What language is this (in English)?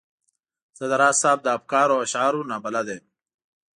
Pashto